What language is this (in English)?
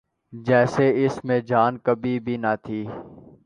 Urdu